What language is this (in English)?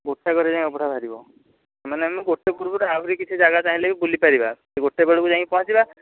Odia